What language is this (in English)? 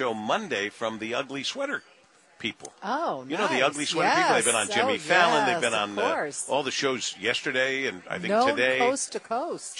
English